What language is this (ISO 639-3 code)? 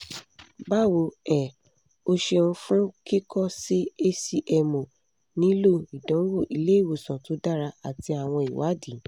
yor